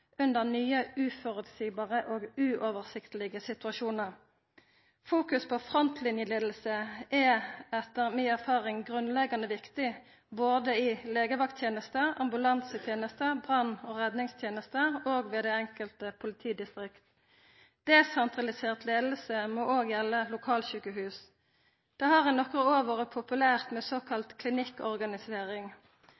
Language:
Norwegian Nynorsk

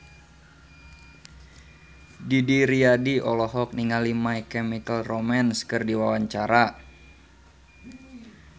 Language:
Sundanese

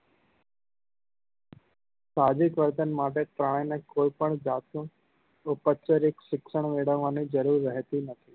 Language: Gujarati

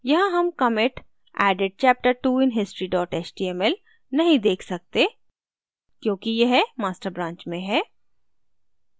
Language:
Hindi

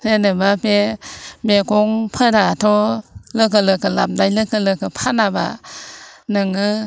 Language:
Bodo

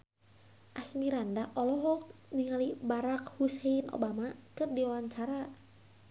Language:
Sundanese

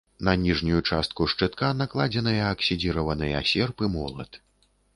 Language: Belarusian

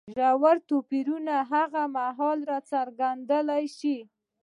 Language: Pashto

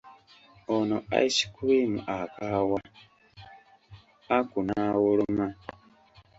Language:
Ganda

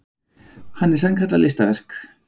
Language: Icelandic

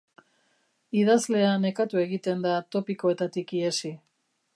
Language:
Basque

